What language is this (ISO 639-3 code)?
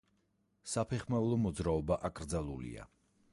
kat